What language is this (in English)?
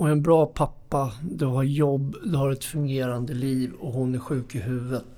Swedish